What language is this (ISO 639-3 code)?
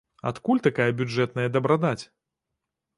bel